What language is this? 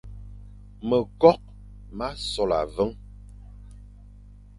Fang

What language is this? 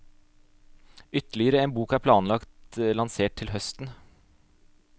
Norwegian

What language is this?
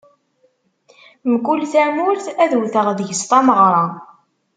Kabyle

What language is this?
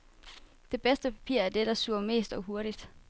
Danish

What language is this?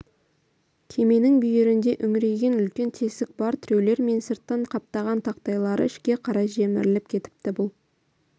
Kazakh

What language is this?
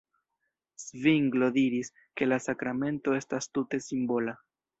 Esperanto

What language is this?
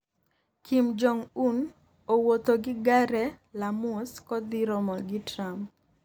Luo (Kenya and Tanzania)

